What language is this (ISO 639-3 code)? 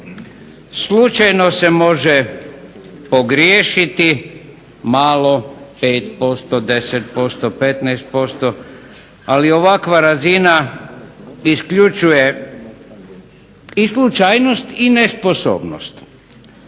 hrv